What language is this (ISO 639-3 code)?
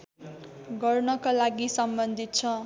nep